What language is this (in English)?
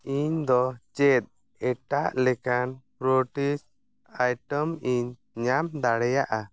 Santali